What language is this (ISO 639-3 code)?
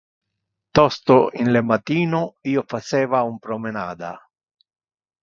ina